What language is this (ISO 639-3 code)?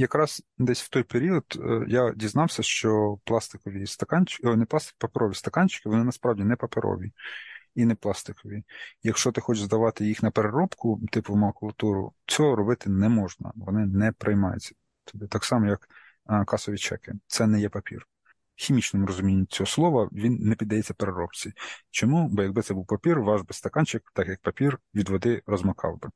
ukr